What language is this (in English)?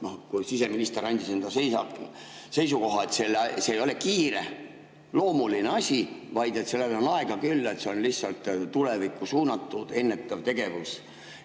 Estonian